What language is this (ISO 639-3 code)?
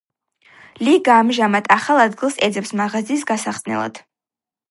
kat